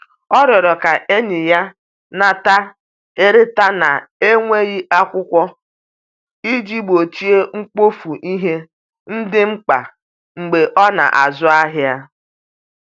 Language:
Igbo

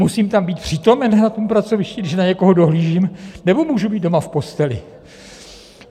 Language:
Czech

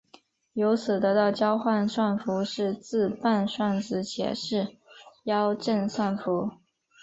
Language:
Chinese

